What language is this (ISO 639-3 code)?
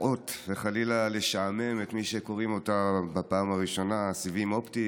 heb